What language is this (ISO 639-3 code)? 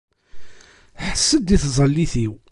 kab